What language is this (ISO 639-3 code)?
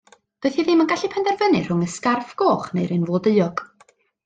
cym